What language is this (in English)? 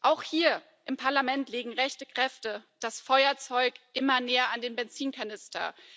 German